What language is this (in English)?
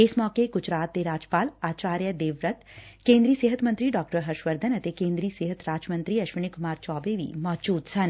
Punjabi